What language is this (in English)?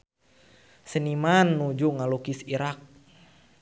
Sundanese